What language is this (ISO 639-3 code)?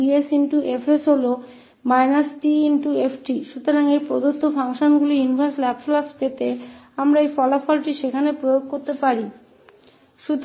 hin